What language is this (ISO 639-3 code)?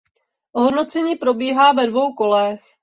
ces